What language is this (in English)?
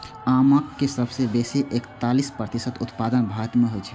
Maithili